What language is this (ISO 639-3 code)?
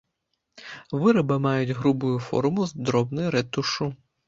bel